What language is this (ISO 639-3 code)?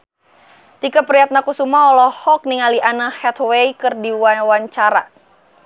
sun